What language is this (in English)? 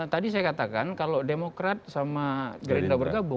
Indonesian